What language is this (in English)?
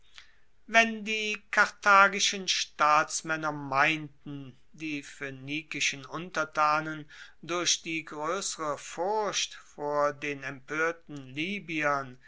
German